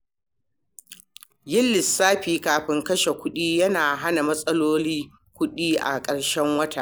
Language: Hausa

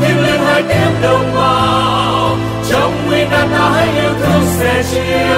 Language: Vietnamese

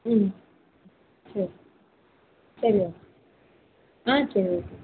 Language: Tamil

